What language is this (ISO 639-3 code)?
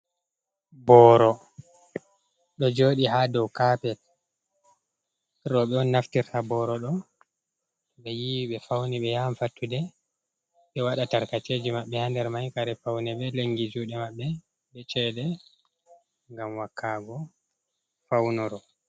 ful